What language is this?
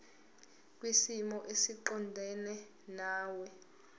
Zulu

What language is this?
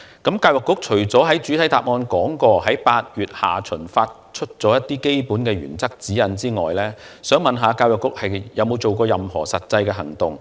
Cantonese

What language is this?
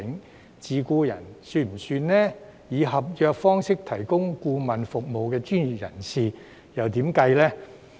Cantonese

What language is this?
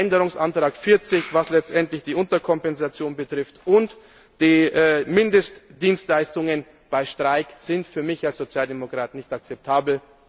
German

